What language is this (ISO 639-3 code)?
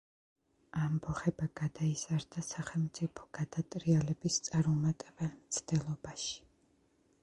kat